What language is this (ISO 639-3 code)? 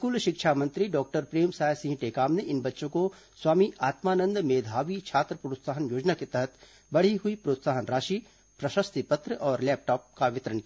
hin